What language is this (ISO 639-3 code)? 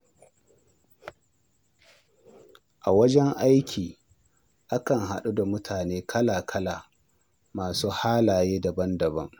hau